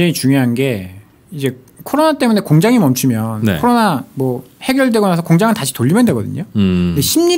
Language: Korean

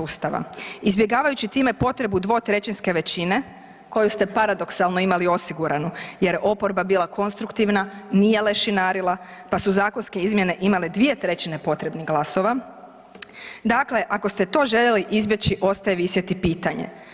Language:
Croatian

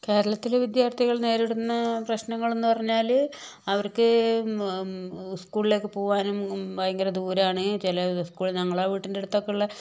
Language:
Malayalam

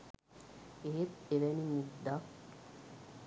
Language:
Sinhala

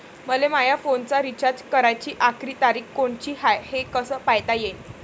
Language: Marathi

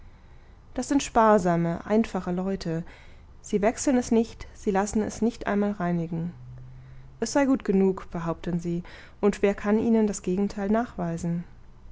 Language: German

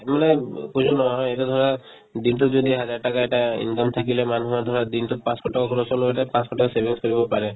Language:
Assamese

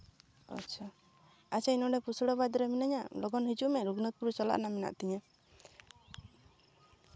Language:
Santali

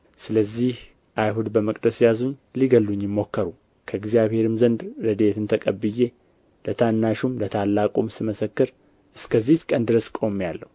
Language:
Amharic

